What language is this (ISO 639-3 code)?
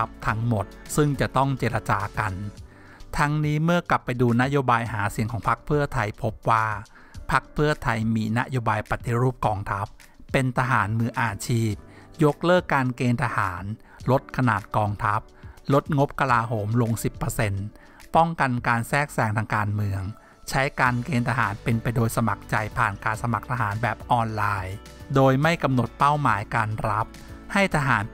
tha